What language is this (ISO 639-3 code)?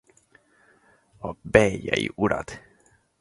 hun